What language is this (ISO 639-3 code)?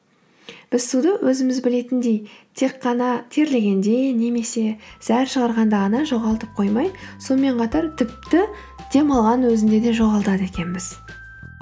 kaz